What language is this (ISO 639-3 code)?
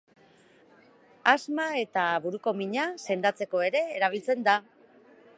eus